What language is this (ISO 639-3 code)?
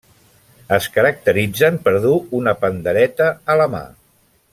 cat